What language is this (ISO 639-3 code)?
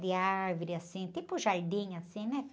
por